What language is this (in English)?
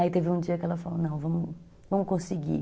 Portuguese